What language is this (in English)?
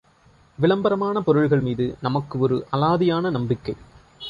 Tamil